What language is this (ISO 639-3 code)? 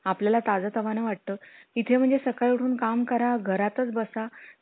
mar